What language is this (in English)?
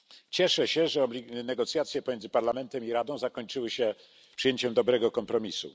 Polish